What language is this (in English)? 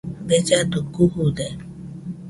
Nüpode Huitoto